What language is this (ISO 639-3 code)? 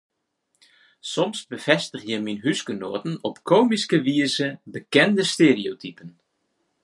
fry